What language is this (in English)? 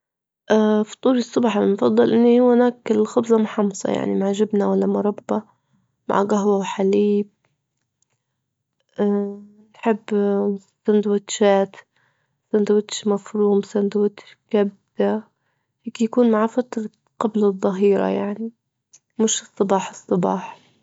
Libyan Arabic